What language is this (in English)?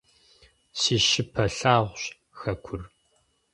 Kabardian